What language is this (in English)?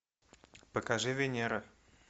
Russian